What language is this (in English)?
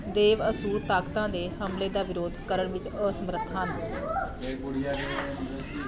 Punjabi